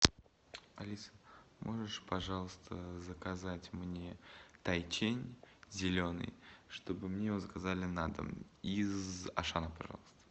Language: Russian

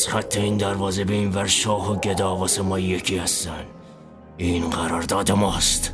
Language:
Persian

